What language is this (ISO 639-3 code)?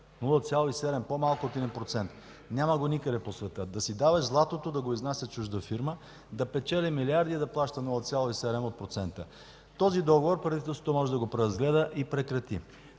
bul